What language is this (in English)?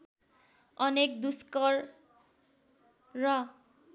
Nepali